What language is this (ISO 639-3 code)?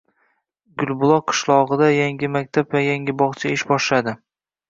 uzb